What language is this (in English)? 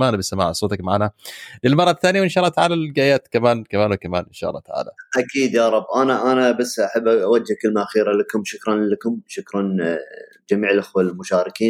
Arabic